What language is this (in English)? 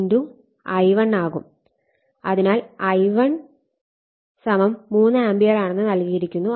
Malayalam